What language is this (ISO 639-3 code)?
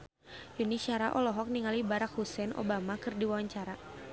sun